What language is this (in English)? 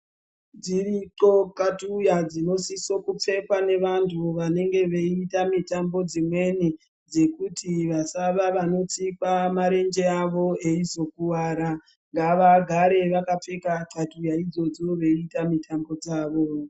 Ndau